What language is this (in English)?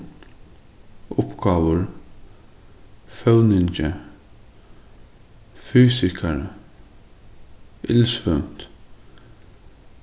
Faroese